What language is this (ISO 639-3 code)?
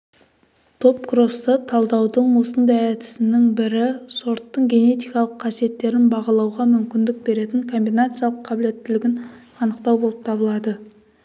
kaz